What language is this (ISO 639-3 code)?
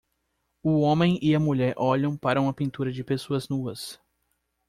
por